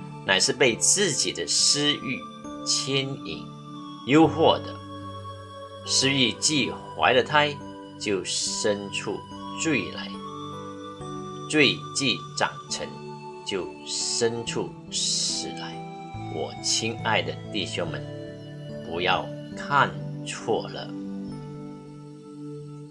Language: Chinese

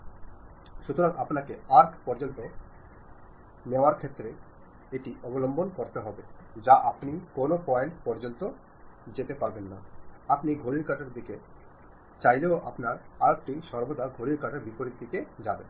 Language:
Malayalam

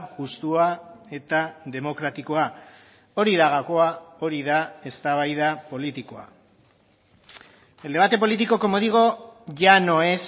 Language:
Basque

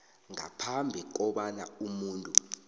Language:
South Ndebele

